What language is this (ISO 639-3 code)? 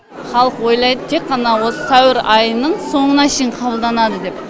kaz